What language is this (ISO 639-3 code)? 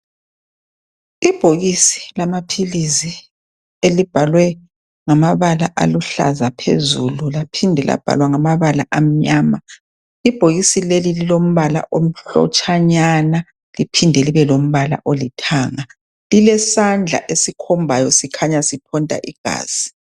nde